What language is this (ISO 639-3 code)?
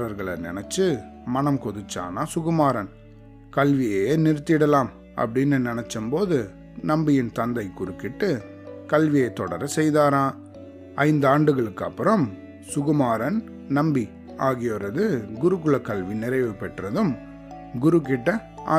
tam